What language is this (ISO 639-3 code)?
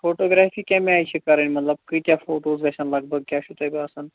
kas